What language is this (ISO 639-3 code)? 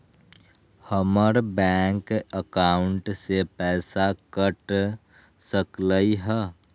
mag